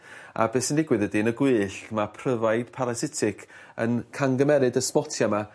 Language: Welsh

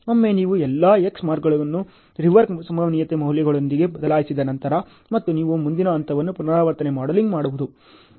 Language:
Kannada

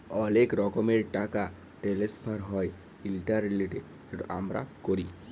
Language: Bangla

